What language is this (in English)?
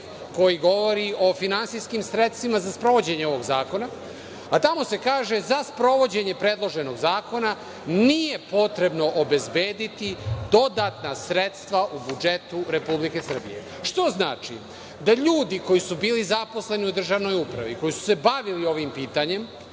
Serbian